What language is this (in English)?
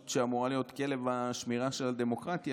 Hebrew